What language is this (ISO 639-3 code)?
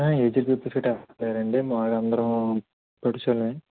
tel